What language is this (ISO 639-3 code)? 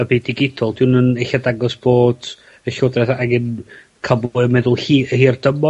cym